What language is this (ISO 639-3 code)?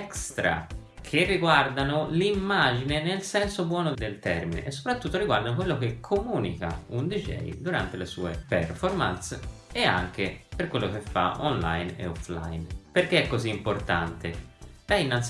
ita